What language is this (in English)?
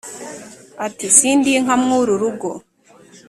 Kinyarwanda